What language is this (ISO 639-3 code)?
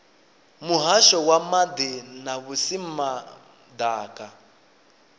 ven